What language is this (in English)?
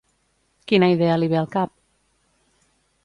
Catalan